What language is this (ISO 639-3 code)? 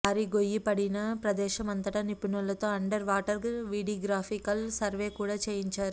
tel